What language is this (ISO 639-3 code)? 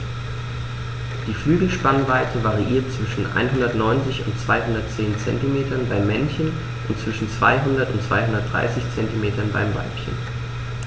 deu